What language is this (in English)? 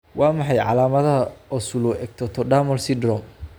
Somali